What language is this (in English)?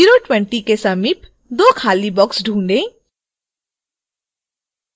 Hindi